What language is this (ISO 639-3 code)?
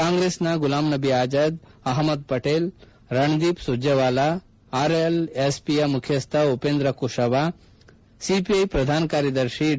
kan